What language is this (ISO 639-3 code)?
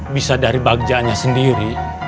ind